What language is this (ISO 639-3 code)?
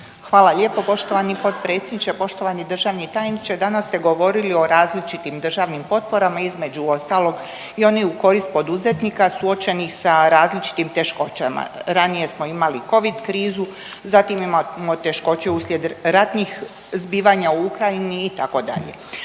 hrv